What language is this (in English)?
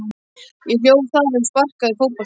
Icelandic